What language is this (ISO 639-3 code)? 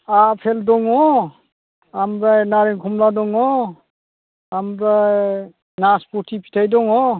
brx